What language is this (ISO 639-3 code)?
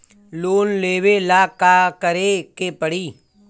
bho